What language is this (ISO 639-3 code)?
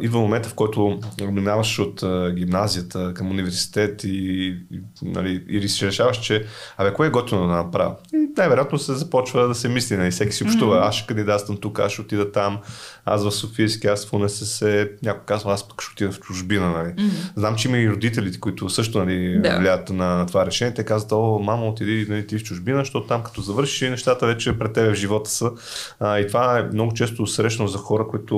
bul